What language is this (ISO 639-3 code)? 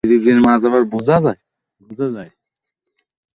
ben